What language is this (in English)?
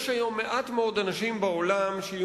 Hebrew